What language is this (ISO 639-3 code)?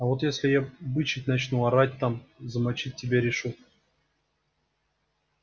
rus